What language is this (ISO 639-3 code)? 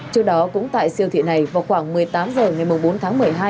vie